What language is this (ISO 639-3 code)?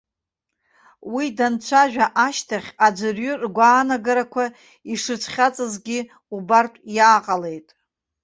abk